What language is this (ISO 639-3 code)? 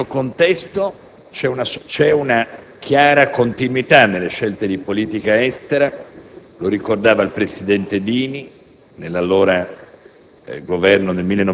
ita